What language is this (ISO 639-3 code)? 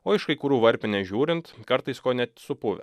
lit